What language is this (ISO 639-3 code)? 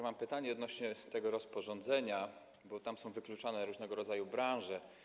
pol